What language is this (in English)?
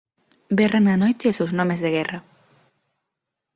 Galician